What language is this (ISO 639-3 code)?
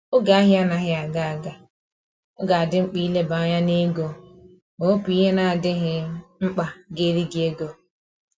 ibo